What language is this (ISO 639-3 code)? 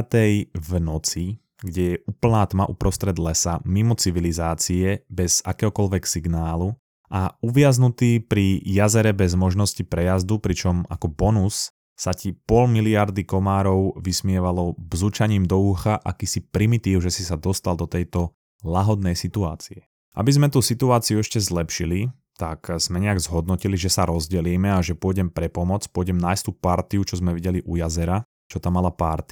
slk